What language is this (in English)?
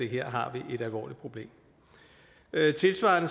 Danish